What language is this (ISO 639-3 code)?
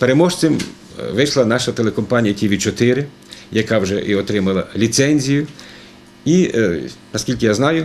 ukr